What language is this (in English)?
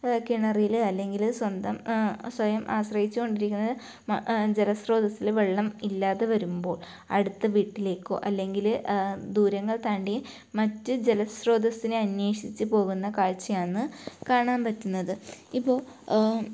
Malayalam